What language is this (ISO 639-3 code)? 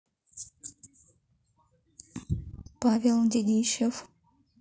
rus